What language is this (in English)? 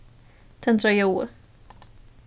Faroese